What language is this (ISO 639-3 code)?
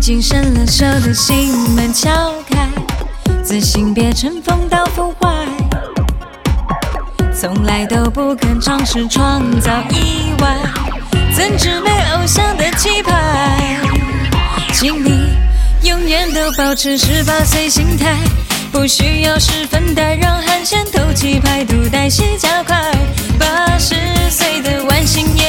zho